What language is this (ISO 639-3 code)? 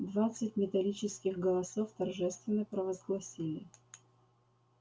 rus